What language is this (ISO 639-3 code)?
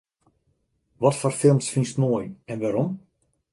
fry